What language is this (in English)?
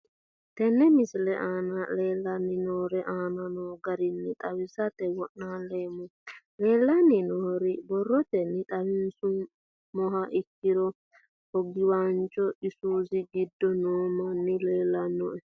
Sidamo